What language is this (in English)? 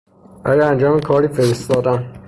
Persian